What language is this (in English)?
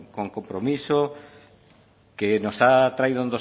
Spanish